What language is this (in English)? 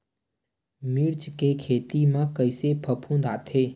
Chhattisgarhi